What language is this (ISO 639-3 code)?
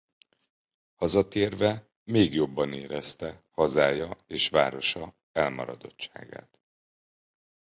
hun